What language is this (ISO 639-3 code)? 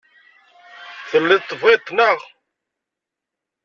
kab